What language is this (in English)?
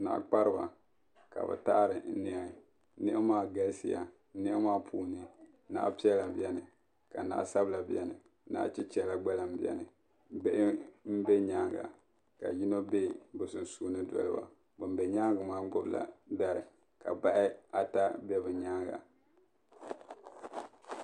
Dagbani